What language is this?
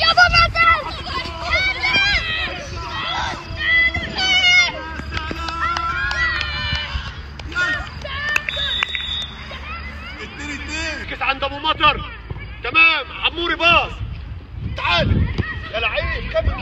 Arabic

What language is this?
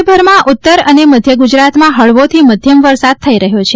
Gujarati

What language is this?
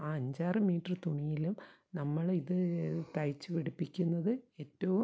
Malayalam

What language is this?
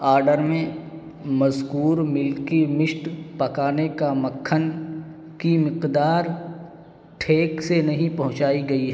Urdu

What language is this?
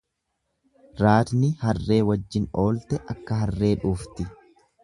Oromo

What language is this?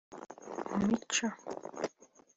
Kinyarwanda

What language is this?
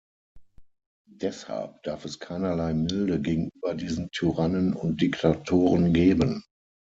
German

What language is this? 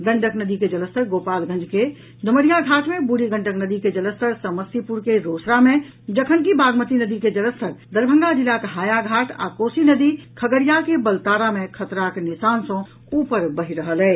Maithili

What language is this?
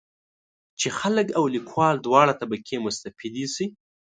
Pashto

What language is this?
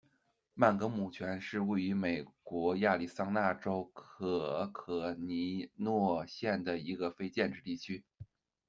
Chinese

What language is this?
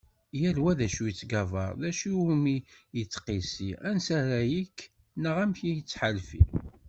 Kabyle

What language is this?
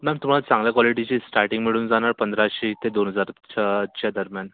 Marathi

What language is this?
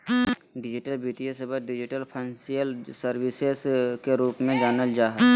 Magahi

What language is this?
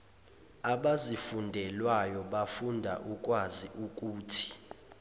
Zulu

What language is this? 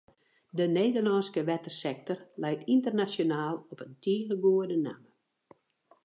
Western Frisian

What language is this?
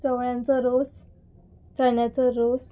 Konkani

